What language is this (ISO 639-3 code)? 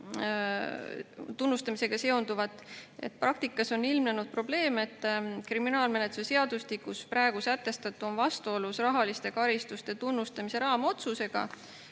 est